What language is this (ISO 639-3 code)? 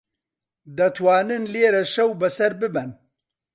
ckb